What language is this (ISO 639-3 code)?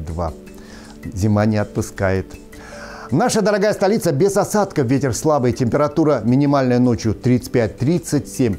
rus